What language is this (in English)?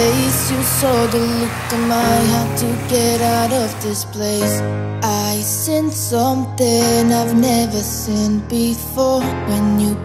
Russian